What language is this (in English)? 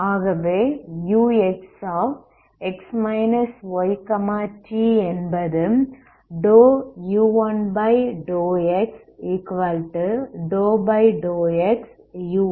Tamil